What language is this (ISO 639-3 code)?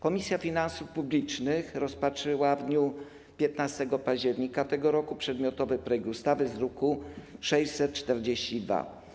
pol